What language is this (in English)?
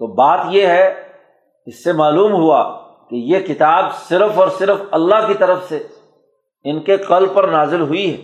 Urdu